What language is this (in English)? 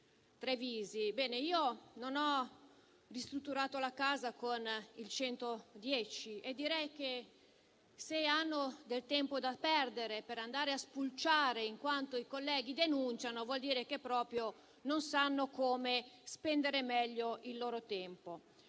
Italian